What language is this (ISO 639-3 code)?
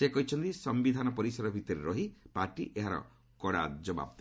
ori